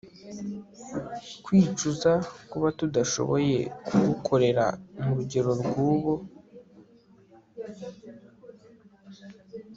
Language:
Kinyarwanda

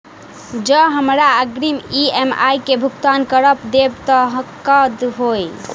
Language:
Maithili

